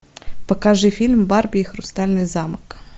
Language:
Russian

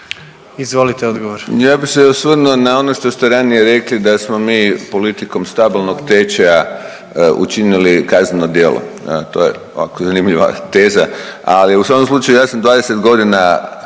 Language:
Croatian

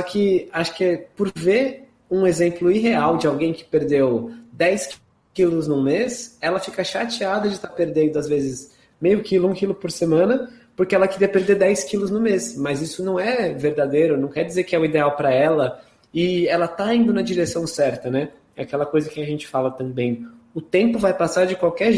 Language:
Portuguese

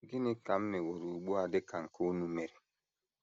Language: Igbo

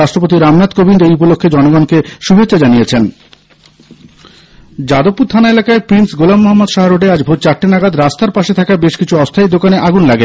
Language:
Bangla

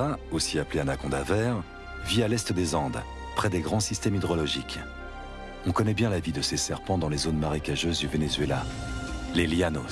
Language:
French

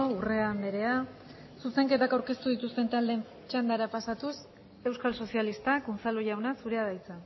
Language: Basque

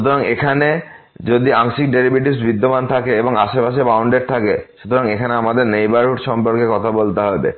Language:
Bangla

